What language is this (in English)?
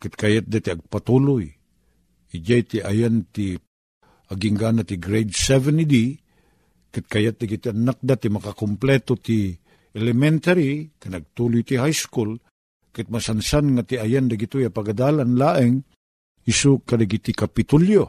Filipino